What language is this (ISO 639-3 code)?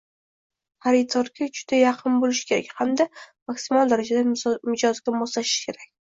uzb